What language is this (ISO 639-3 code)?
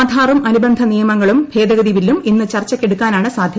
mal